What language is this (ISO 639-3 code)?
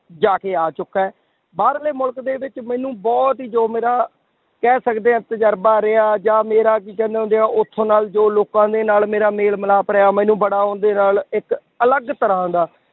pan